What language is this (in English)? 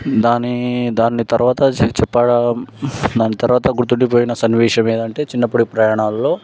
Telugu